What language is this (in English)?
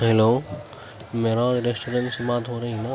Urdu